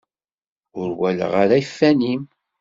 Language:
Kabyle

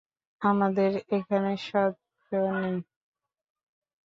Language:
Bangla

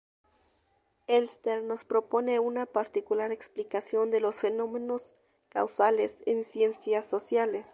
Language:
Spanish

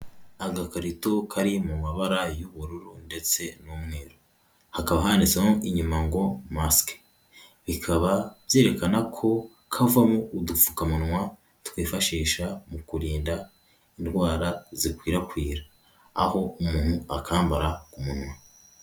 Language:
Kinyarwanda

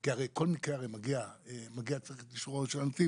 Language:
Hebrew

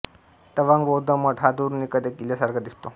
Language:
Marathi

